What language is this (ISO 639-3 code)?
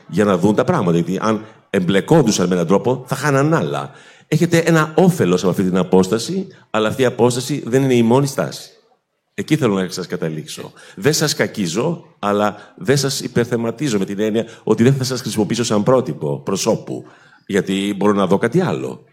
ell